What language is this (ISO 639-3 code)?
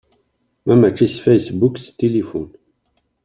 kab